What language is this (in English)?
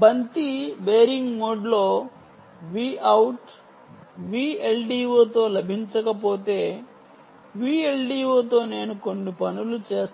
Telugu